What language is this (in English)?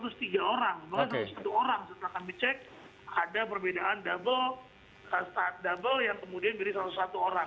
Indonesian